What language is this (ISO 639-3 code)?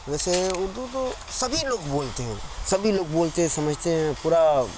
urd